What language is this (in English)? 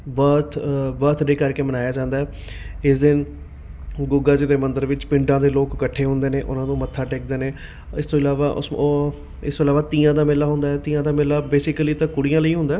Punjabi